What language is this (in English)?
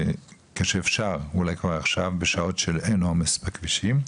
Hebrew